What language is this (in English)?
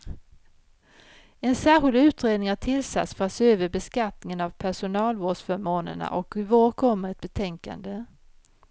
Swedish